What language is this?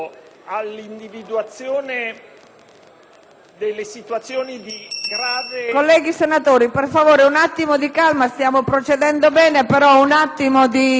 Italian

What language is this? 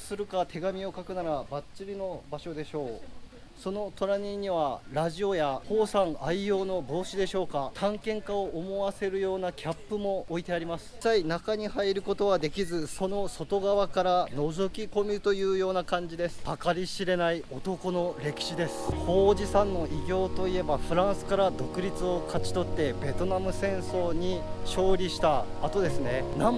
Japanese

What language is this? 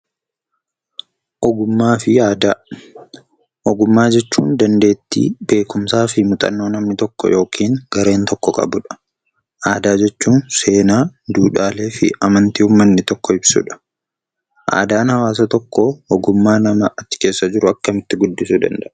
Oromo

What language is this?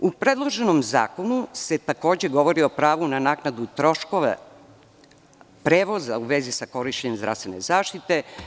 Serbian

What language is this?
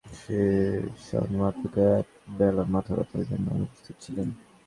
Bangla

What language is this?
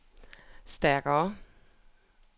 Danish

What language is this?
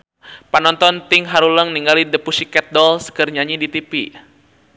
Sundanese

